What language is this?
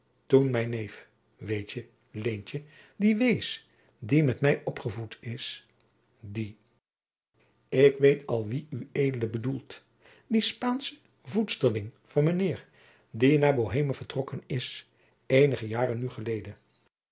Dutch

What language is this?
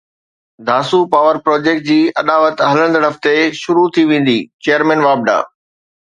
Sindhi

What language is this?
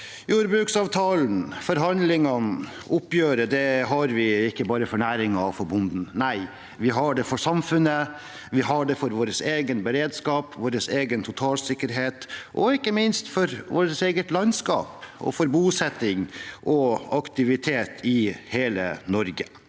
Norwegian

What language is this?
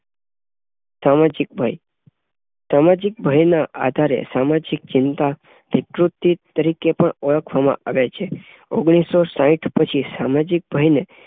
Gujarati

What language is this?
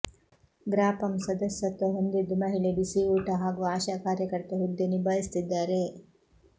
Kannada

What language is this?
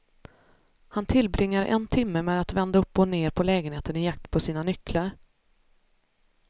Swedish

